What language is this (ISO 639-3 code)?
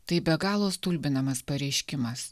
lit